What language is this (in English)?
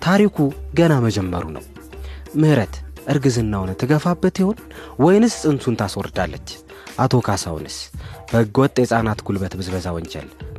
Amharic